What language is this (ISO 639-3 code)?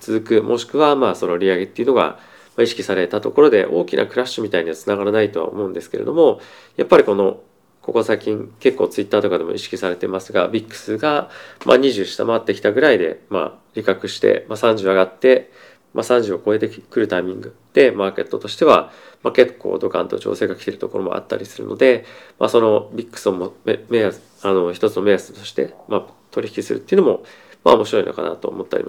jpn